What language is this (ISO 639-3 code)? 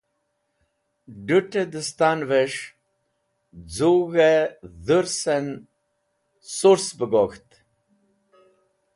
wbl